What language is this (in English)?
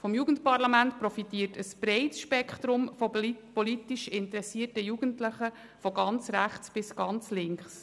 Swiss German